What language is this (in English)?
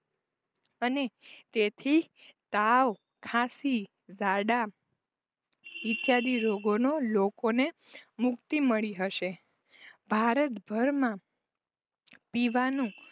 Gujarati